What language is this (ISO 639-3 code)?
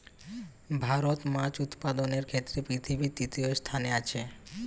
ben